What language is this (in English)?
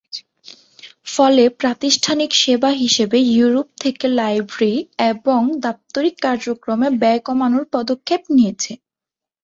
Bangla